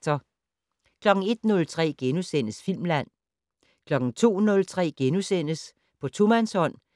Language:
Danish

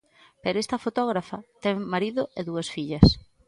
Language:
Galician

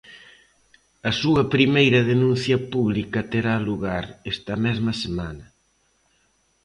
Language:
Galician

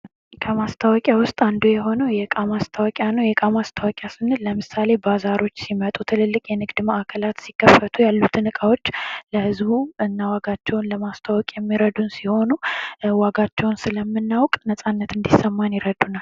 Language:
Amharic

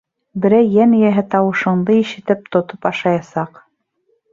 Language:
Bashkir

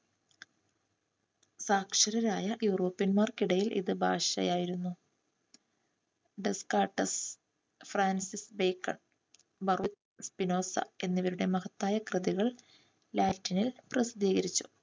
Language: Malayalam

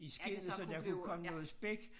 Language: Danish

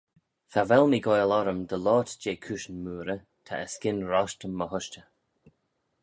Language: Manx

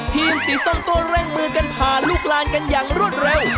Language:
Thai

